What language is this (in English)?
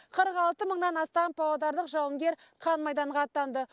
Kazakh